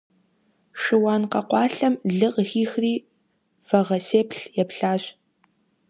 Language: Kabardian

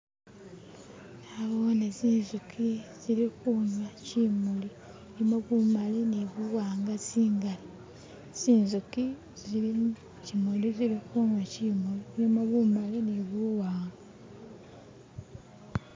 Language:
Masaaba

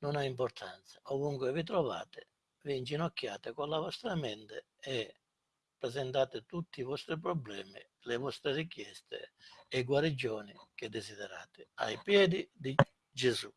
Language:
Italian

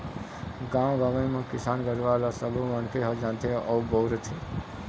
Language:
Chhattisgarhi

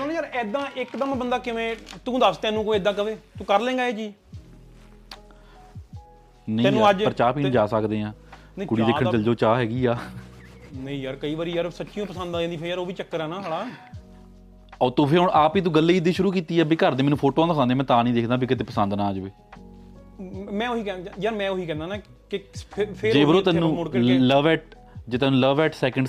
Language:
Punjabi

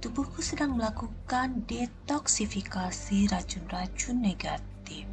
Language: Indonesian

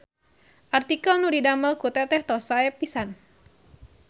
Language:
Sundanese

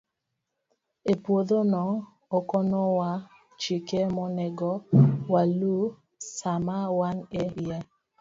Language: Luo (Kenya and Tanzania)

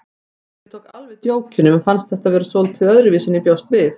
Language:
Icelandic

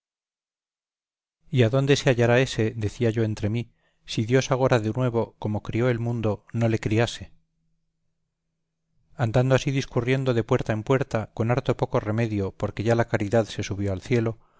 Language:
Spanish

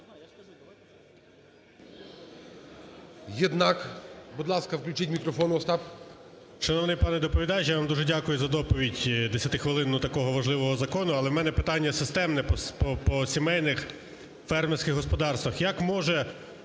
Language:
Ukrainian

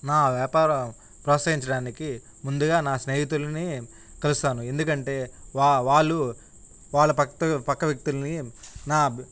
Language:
Telugu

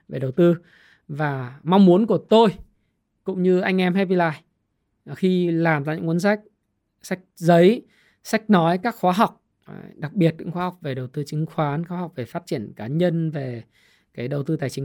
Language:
Vietnamese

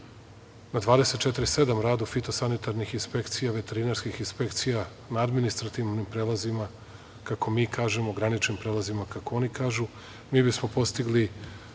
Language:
Serbian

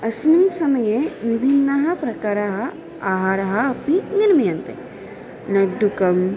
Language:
Sanskrit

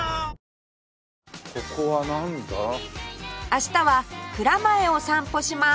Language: Japanese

